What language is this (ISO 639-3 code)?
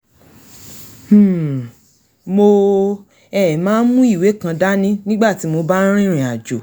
yor